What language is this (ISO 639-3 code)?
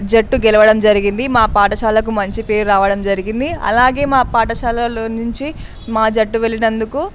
tel